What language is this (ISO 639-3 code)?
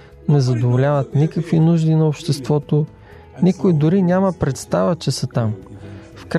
bul